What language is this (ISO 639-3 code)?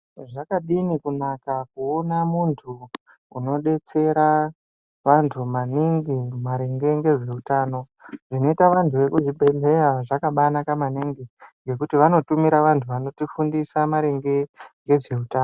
ndc